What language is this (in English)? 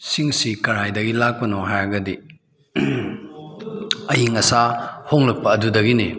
Manipuri